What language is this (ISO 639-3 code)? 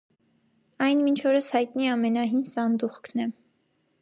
hye